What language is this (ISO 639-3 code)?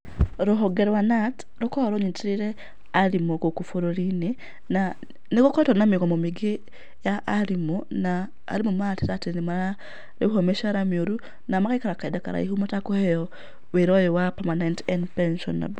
kik